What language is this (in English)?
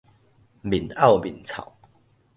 Min Nan Chinese